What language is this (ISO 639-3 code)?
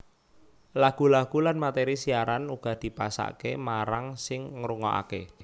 jav